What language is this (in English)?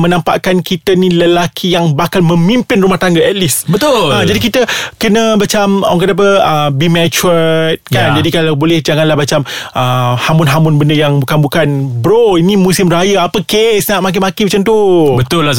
Malay